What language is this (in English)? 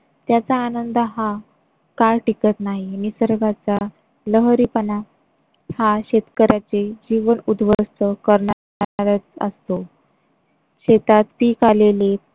Marathi